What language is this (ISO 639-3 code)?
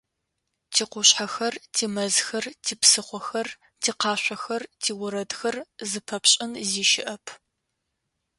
ady